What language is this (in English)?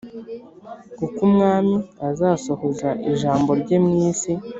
Kinyarwanda